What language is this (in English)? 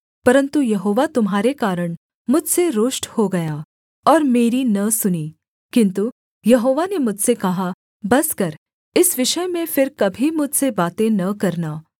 Hindi